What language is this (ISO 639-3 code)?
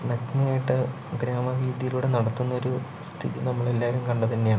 mal